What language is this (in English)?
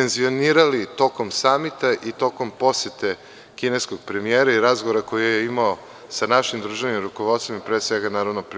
Serbian